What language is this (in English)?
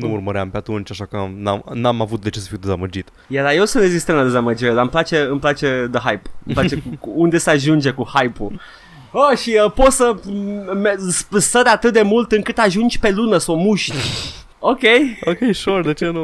Romanian